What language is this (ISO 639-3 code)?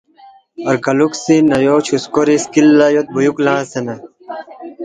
bft